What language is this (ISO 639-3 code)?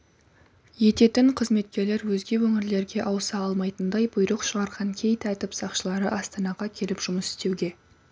kaz